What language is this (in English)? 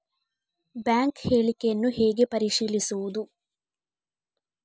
Kannada